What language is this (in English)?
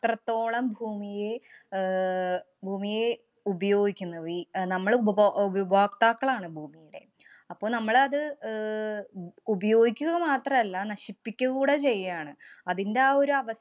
Malayalam